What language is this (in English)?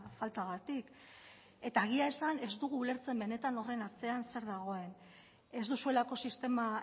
Basque